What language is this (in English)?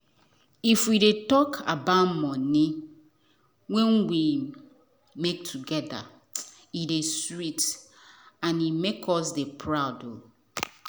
Nigerian Pidgin